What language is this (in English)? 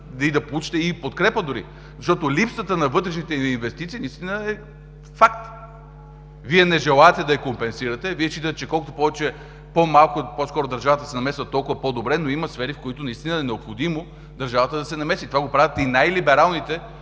Bulgarian